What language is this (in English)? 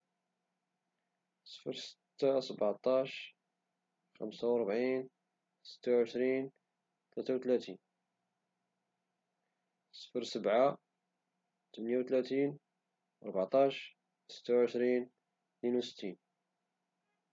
Moroccan Arabic